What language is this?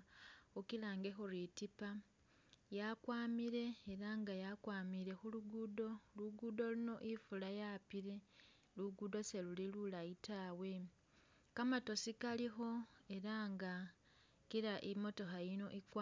Masaaba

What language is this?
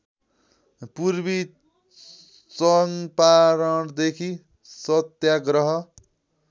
Nepali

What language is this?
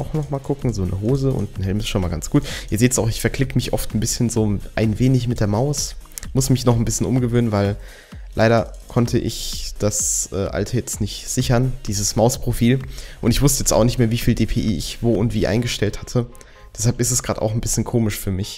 German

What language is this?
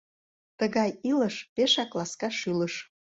Mari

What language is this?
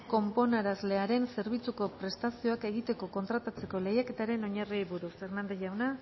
Basque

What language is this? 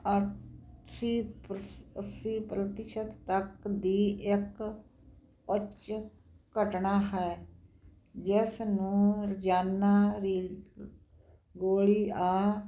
Punjabi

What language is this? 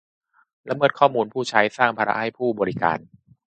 Thai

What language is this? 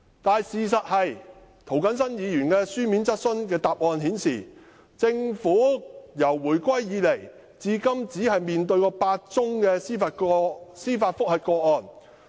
Cantonese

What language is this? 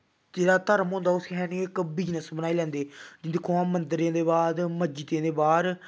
Dogri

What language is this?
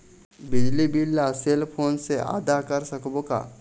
Chhattisgarhi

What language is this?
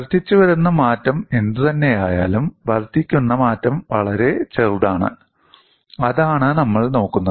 Malayalam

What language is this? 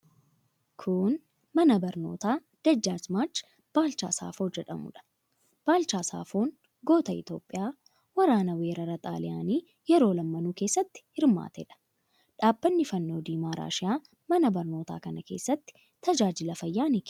Oromo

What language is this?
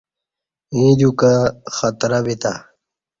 Kati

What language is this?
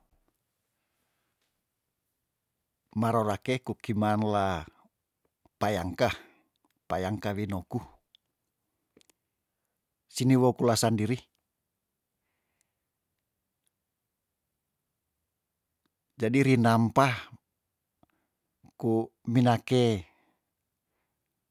Tondano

